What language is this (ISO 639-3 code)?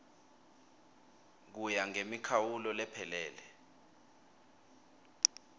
ssw